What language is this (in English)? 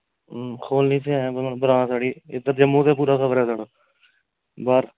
Dogri